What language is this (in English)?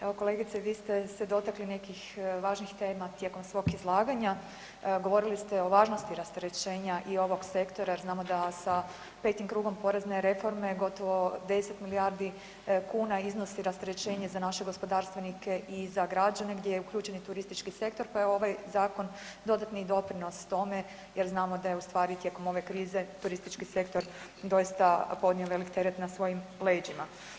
Croatian